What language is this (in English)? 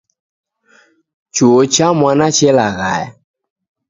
Taita